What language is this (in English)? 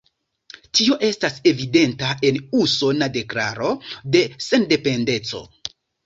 Esperanto